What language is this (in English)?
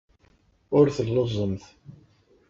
Kabyle